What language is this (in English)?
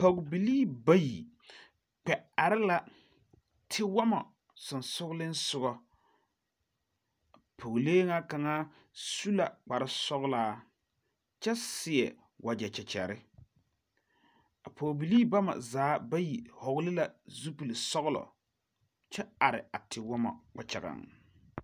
Southern Dagaare